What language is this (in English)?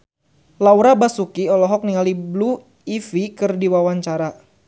Sundanese